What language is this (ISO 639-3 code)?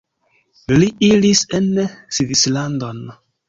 epo